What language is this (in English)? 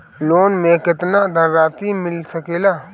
Bhojpuri